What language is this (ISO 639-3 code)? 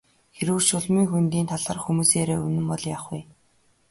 mon